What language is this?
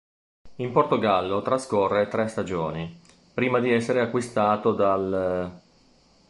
Italian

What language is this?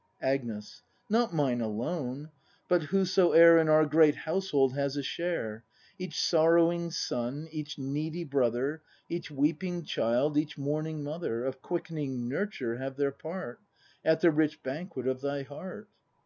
English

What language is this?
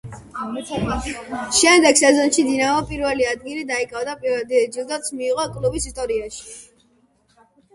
Georgian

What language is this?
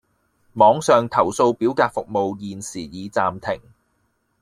Cantonese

